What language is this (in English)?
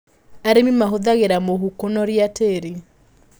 Kikuyu